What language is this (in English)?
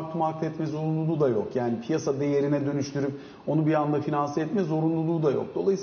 Turkish